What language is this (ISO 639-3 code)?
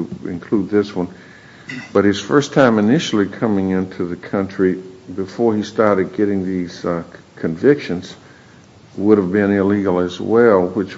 eng